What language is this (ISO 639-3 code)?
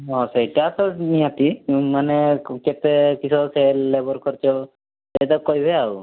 ori